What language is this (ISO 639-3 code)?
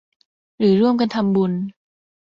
tha